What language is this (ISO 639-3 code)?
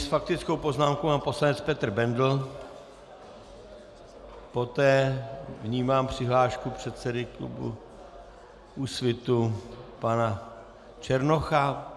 ces